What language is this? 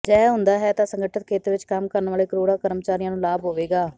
Punjabi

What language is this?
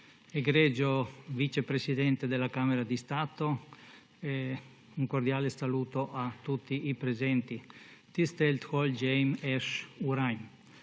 Slovenian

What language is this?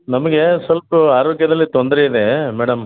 Kannada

